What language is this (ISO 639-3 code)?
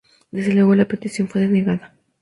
spa